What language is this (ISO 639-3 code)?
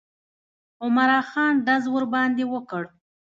pus